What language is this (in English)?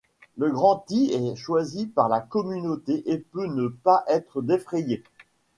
French